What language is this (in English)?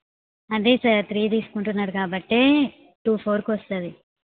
Telugu